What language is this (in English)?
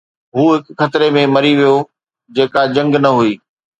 Sindhi